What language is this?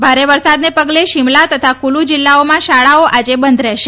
Gujarati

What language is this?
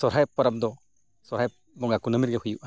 Santali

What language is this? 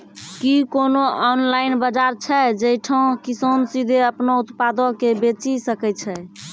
Maithili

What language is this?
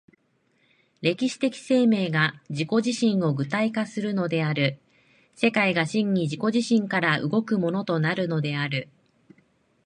Japanese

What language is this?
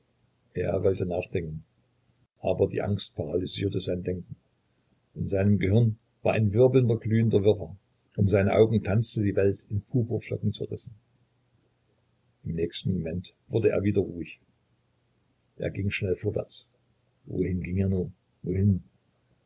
German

